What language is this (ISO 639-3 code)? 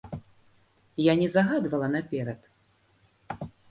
bel